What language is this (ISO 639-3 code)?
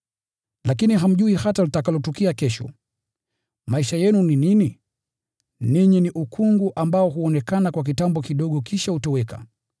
swa